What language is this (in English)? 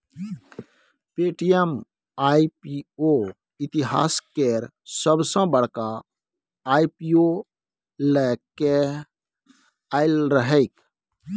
Maithili